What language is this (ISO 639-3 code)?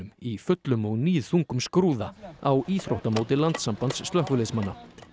isl